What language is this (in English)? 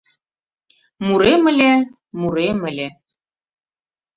Mari